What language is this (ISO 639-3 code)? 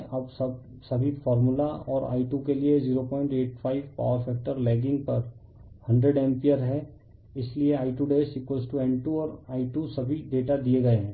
hin